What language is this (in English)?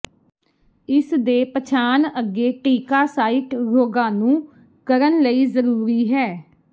Punjabi